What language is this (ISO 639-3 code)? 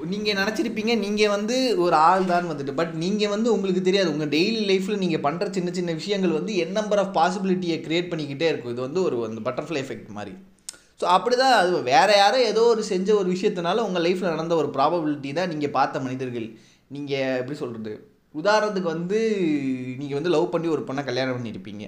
tam